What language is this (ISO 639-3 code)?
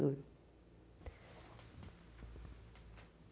por